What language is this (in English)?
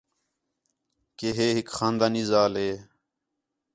Khetrani